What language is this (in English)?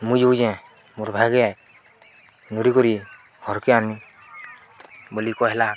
Odia